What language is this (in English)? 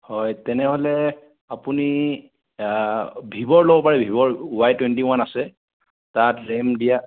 Assamese